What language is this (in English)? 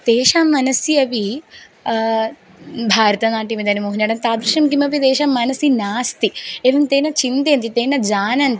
Sanskrit